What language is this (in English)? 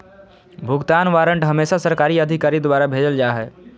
Magahi